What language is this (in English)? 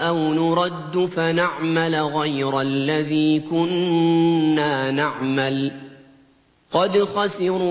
Arabic